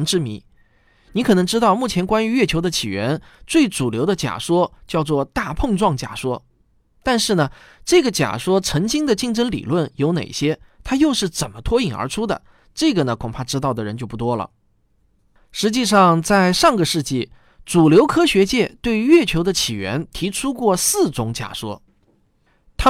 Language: Chinese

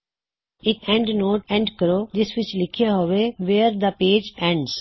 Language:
Punjabi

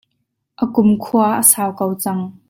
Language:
Hakha Chin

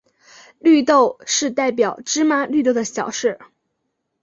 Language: Chinese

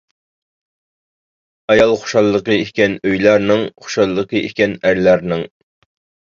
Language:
Uyghur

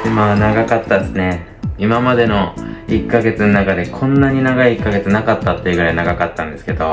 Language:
Japanese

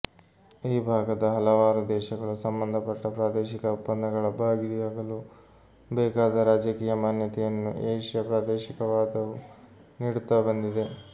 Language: Kannada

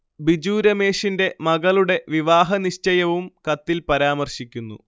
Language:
Malayalam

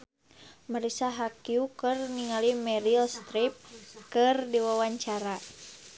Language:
Sundanese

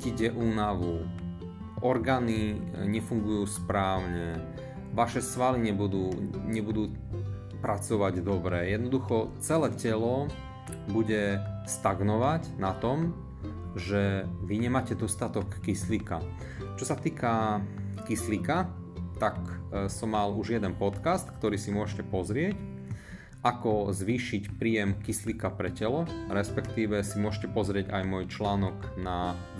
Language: Slovak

